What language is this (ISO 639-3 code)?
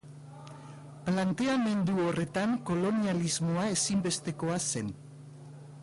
eus